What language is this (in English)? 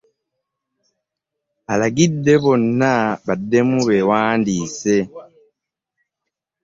Ganda